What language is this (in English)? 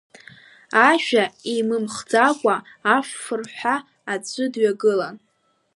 Abkhazian